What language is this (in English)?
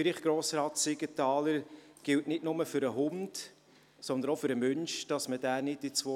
Swiss German